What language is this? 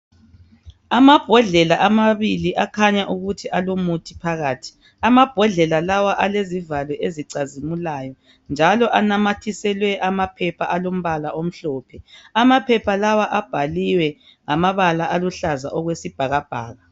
North Ndebele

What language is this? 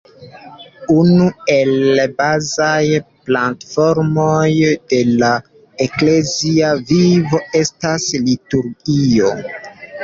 Esperanto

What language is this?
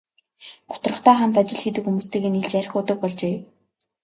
Mongolian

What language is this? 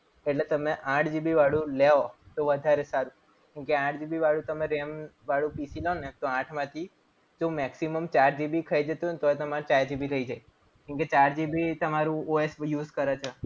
Gujarati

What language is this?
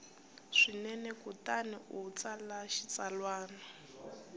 Tsonga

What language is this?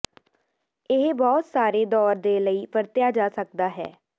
Punjabi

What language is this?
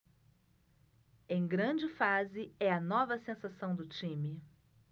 Portuguese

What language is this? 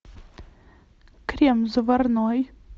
Russian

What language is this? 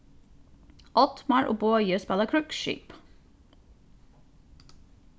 Faroese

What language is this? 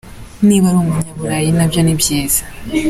Kinyarwanda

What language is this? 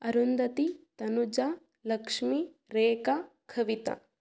Kannada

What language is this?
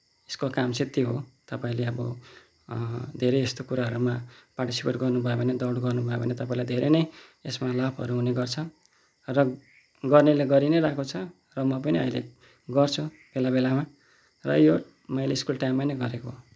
Nepali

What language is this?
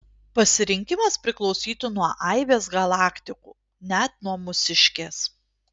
Lithuanian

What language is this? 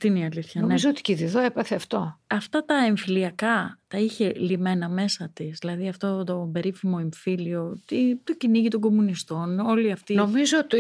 Greek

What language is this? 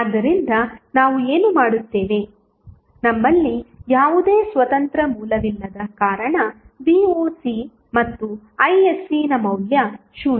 Kannada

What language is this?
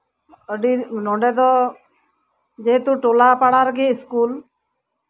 Santali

